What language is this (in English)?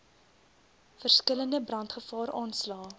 Afrikaans